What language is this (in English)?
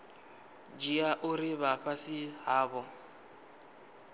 Venda